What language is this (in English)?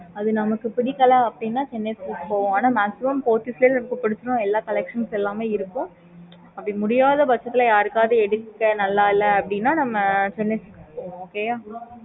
Tamil